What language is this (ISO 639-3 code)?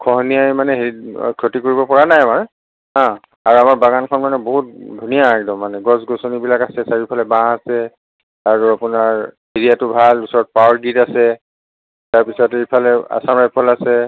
asm